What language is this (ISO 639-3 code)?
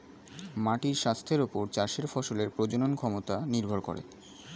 ben